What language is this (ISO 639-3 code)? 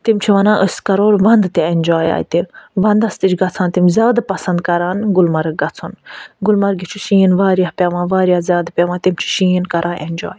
kas